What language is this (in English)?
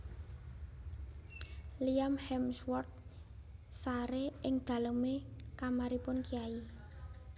Javanese